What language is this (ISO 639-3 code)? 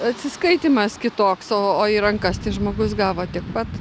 lit